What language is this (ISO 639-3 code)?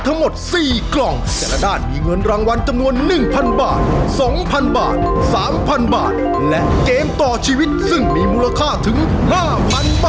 tha